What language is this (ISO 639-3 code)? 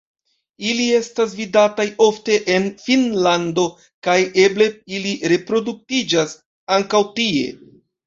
epo